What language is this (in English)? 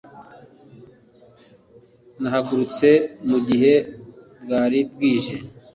Kinyarwanda